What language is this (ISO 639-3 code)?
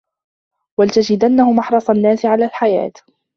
ara